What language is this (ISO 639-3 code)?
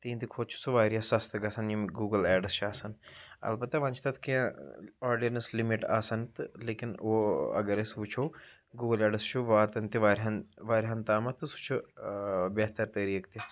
kas